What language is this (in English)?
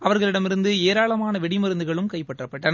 Tamil